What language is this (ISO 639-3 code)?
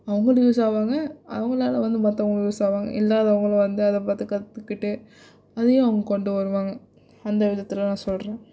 tam